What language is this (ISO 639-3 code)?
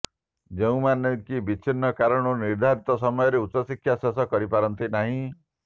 ori